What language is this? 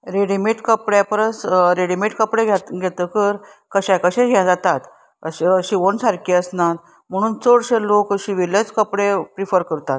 Konkani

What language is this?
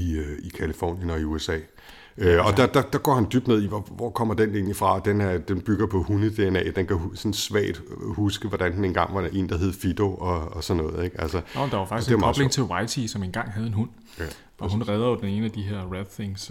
Danish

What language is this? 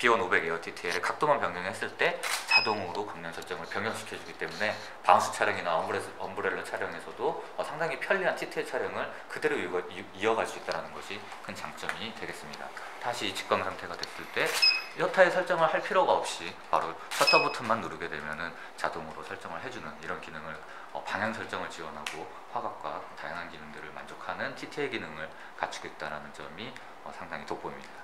Korean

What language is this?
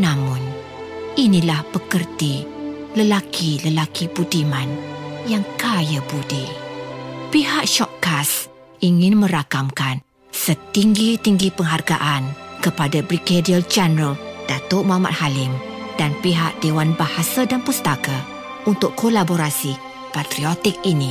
Malay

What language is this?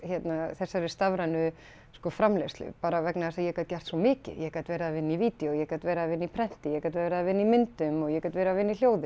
Icelandic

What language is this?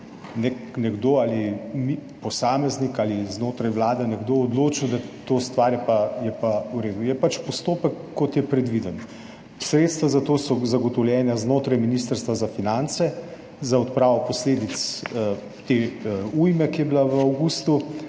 Slovenian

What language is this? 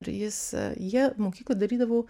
Lithuanian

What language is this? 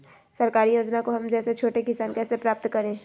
Magahi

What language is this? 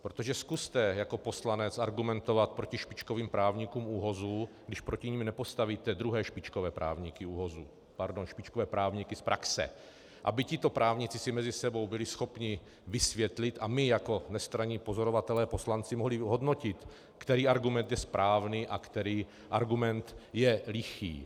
Czech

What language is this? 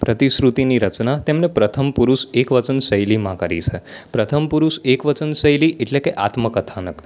Gujarati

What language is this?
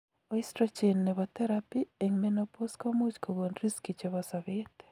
Kalenjin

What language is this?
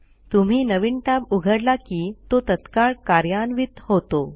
Marathi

